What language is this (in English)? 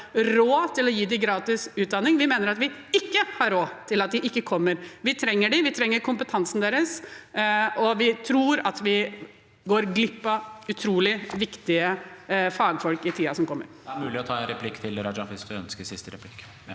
Norwegian